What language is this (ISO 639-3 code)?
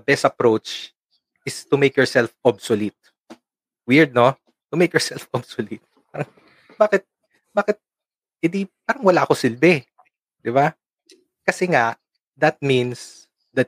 fil